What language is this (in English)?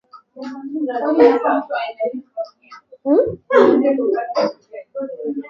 Swahili